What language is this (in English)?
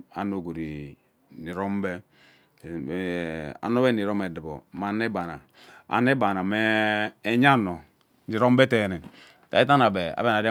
Ubaghara